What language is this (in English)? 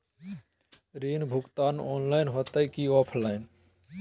Magahi